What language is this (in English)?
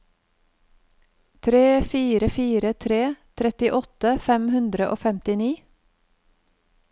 Norwegian